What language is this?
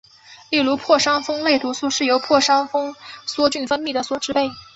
Chinese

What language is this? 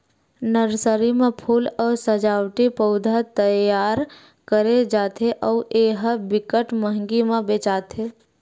Chhattisgarhi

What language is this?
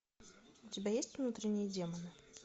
Russian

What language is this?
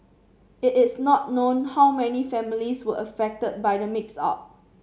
English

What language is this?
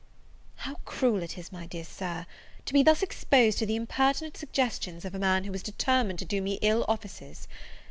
English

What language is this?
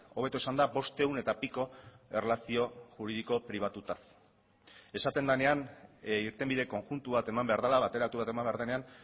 Basque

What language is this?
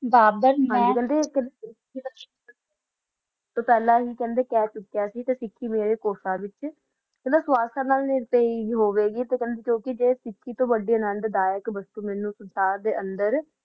Punjabi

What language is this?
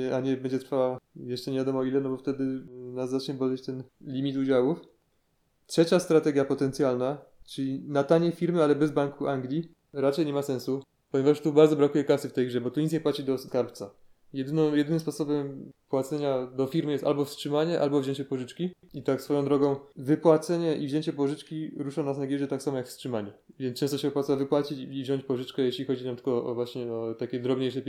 Polish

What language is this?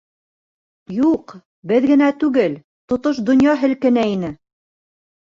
Bashkir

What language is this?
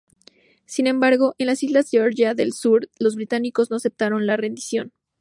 Spanish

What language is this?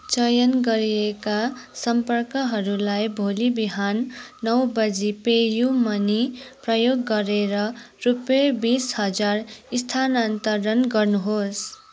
Nepali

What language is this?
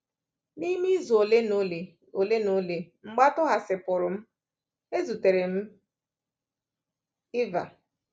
Igbo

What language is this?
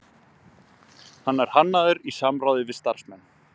Icelandic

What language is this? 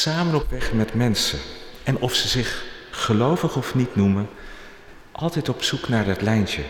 Dutch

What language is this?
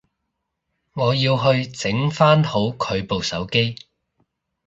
Cantonese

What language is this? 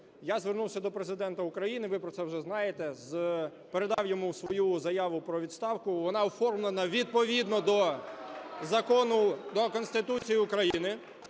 Ukrainian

